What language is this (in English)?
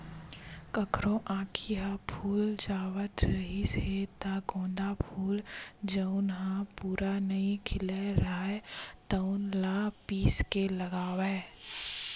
Chhattisgarhi